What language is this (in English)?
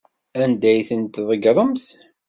Kabyle